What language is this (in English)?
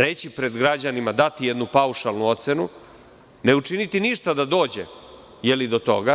Serbian